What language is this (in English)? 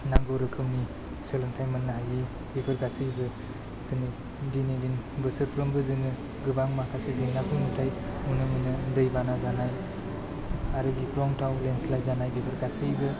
Bodo